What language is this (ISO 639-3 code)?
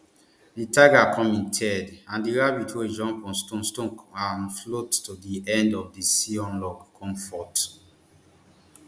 pcm